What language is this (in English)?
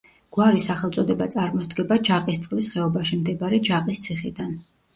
Georgian